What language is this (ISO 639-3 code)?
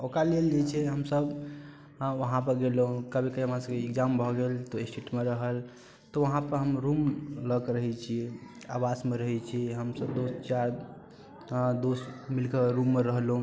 mai